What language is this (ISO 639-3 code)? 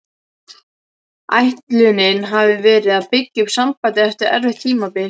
isl